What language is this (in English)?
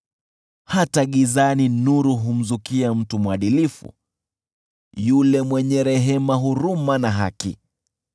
Swahili